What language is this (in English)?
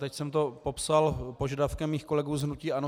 Czech